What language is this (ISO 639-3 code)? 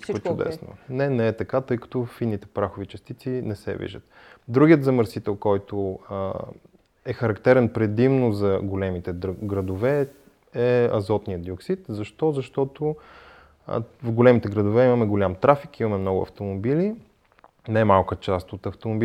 bul